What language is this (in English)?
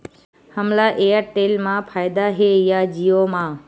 Chhattisgarhi